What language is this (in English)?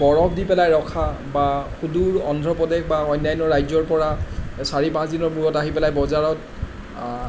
Assamese